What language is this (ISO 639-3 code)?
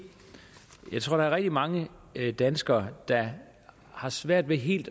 dan